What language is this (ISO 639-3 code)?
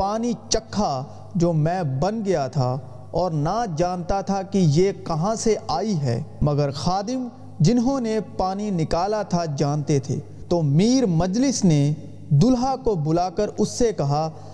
urd